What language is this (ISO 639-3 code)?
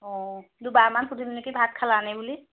asm